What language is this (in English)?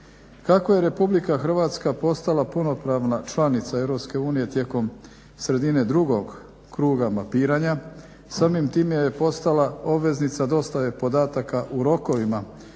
Croatian